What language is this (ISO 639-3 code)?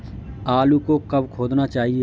hin